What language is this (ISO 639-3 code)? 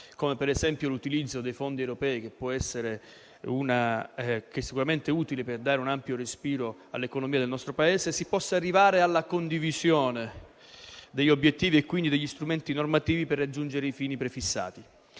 ita